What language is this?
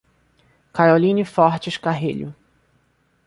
Portuguese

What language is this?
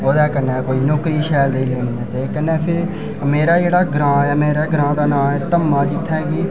Dogri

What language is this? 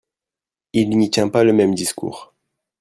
French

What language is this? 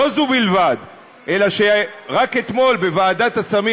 Hebrew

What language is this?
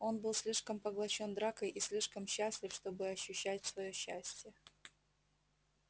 Russian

